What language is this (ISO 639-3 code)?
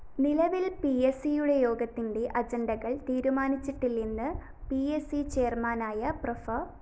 mal